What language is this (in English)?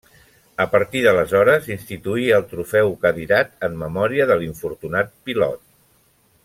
Catalan